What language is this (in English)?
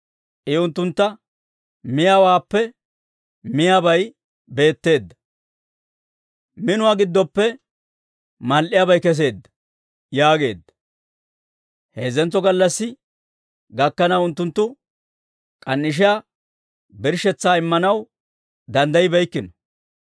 Dawro